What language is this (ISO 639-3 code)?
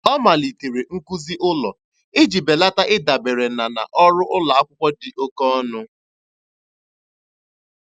ibo